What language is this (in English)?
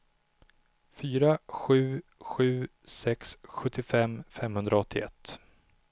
Swedish